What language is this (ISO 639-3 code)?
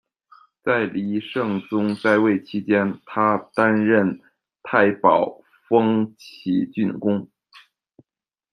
zho